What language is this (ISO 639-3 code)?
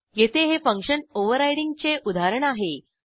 mar